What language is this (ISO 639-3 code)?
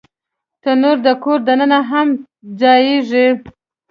pus